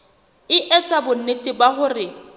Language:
Southern Sotho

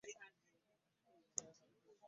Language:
Ganda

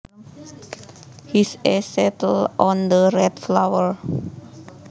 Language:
Javanese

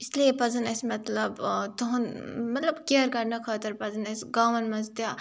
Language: Kashmiri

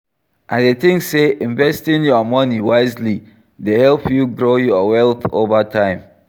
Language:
Nigerian Pidgin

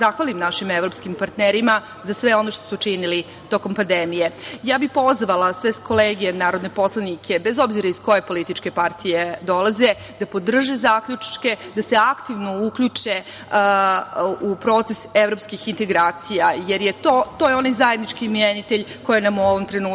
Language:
Serbian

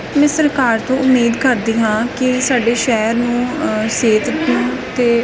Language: Punjabi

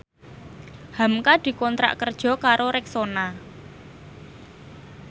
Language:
Javanese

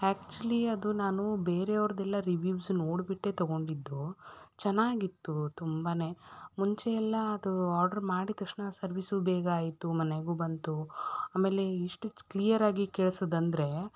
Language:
Kannada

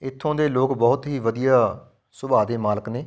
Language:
Punjabi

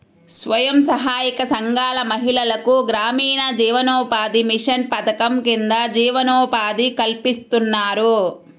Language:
Telugu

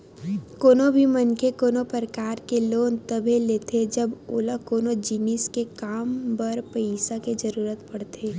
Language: Chhattisgarhi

